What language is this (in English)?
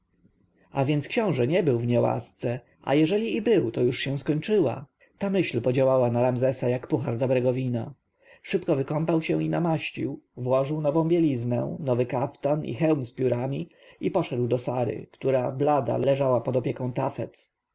Polish